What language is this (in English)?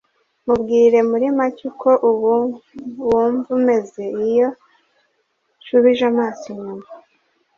Kinyarwanda